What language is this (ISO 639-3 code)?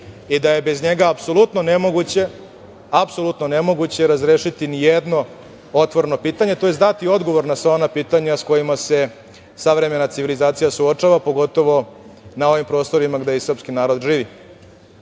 srp